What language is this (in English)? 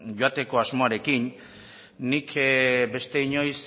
Basque